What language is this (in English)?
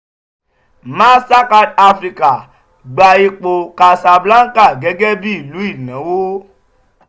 Yoruba